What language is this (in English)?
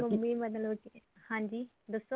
Punjabi